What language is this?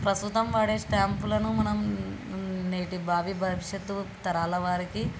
Telugu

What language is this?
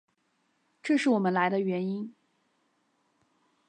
Chinese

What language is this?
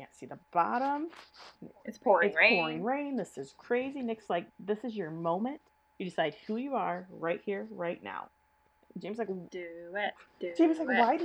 English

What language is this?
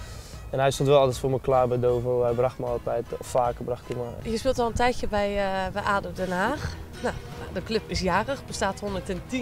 Dutch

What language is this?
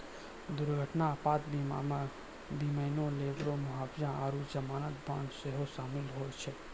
Maithili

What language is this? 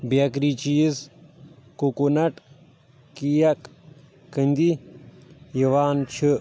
Kashmiri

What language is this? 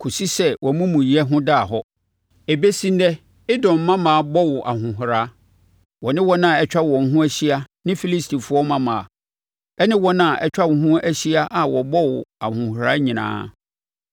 Akan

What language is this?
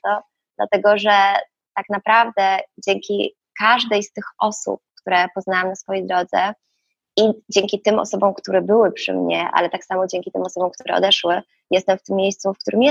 Polish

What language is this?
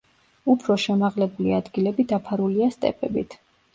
Georgian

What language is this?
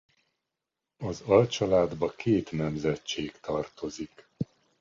Hungarian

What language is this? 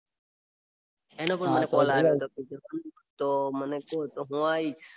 Gujarati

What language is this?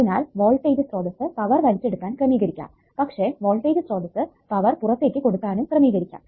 Malayalam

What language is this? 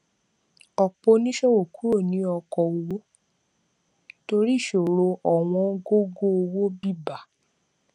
Yoruba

